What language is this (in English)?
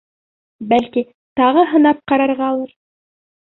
Bashkir